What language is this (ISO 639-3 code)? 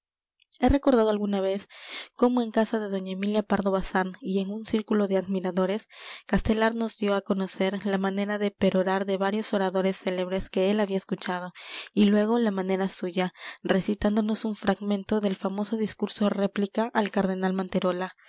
spa